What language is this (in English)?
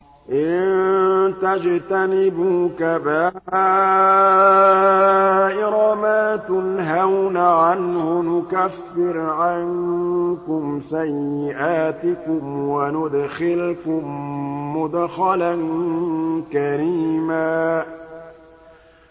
Arabic